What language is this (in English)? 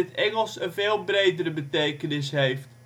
Dutch